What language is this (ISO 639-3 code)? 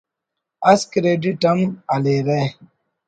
brh